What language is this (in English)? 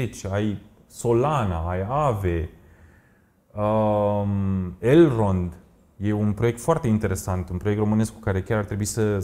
Romanian